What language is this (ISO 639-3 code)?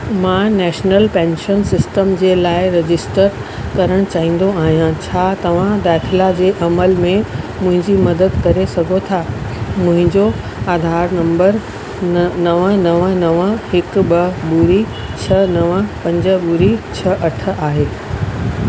snd